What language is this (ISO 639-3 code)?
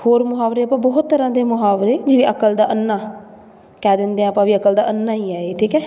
pan